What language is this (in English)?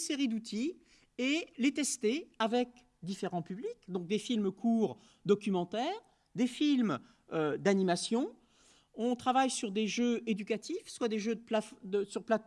French